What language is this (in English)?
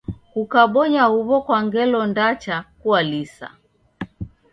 Taita